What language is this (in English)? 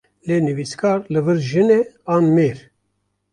Kurdish